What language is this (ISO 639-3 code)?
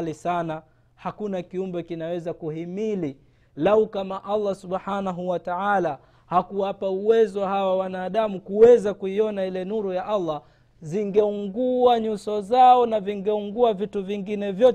swa